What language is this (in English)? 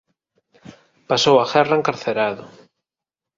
Galician